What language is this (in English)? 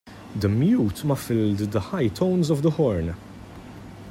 English